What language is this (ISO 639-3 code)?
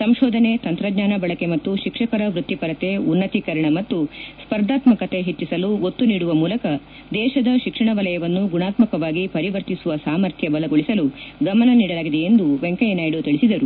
kan